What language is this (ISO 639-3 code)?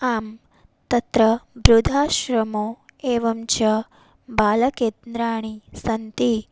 san